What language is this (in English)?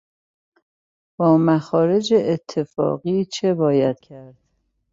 Persian